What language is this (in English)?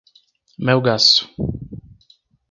Portuguese